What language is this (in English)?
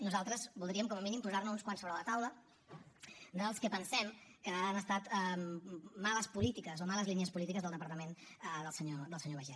Catalan